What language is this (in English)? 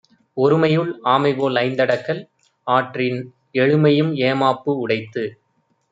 Tamil